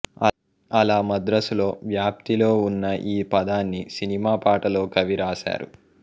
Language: Telugu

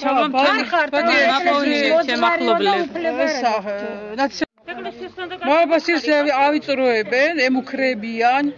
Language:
Arabic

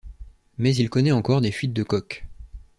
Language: French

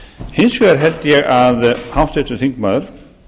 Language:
Icelandic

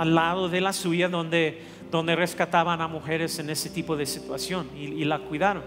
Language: Spanish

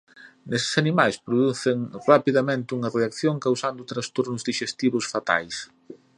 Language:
Galician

